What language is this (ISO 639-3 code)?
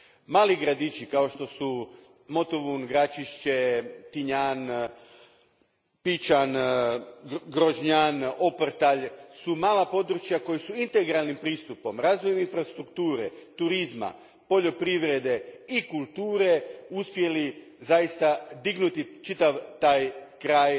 hrv